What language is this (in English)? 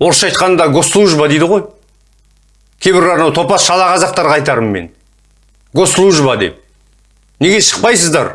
Turkish